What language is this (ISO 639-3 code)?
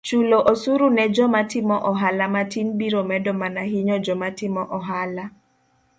luo